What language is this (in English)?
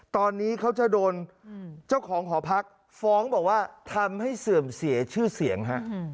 Thai